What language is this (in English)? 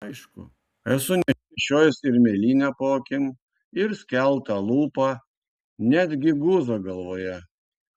Lithuanian